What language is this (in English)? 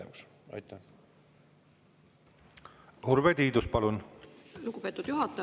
Estonian